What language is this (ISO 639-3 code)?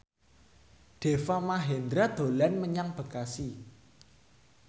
jav